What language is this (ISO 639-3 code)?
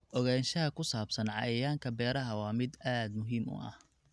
som